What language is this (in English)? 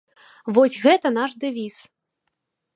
Belarusian